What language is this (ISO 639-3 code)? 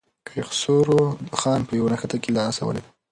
pus